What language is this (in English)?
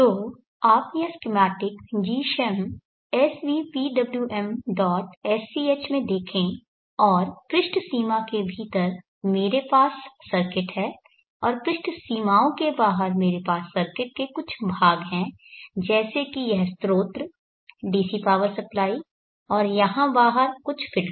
Hindi